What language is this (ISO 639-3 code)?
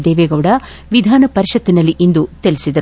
kan